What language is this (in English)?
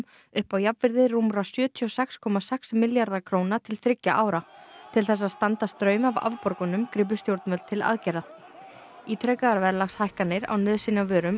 Icelandic